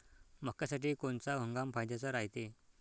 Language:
Marathi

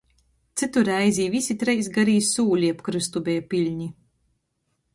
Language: Latgalian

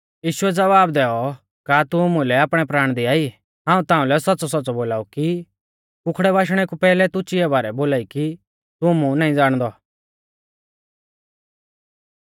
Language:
Mahasu Pahari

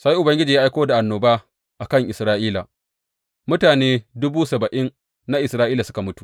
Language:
Hausa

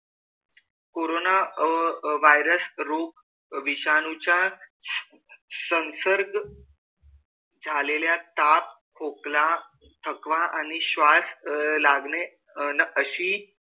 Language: Marathi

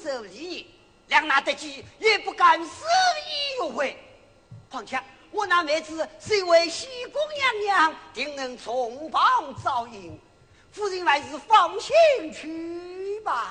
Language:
Chinese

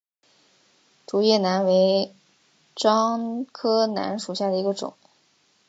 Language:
Chinese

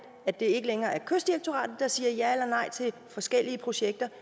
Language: Danish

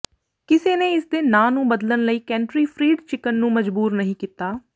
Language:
Punjabi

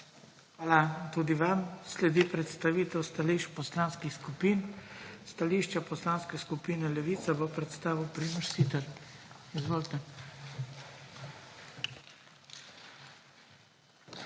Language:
Slovenian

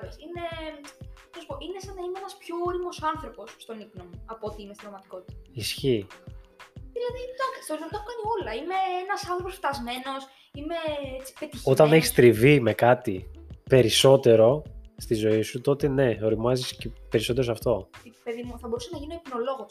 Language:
Greek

